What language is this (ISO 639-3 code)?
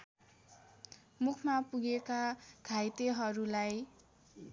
nep